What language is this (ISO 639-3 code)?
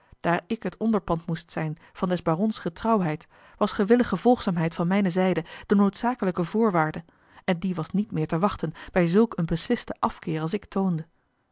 nld